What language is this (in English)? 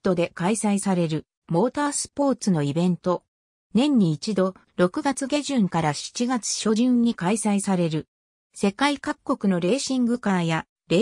Japanese